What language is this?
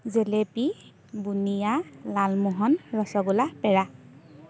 Assamese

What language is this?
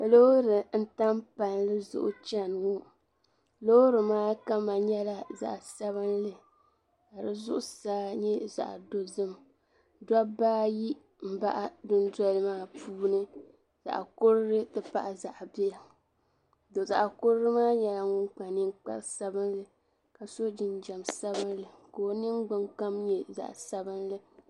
Dagbani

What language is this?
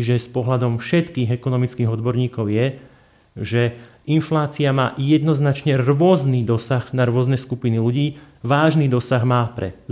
Slovak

